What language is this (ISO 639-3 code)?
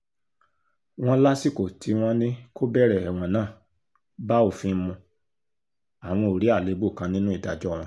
yor